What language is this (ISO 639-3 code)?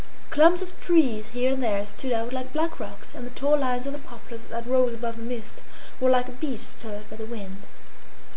eng